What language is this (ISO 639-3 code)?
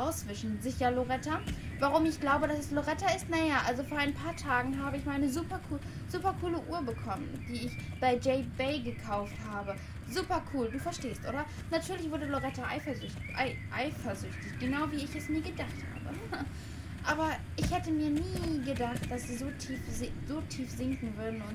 deu